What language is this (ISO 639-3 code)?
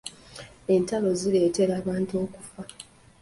lug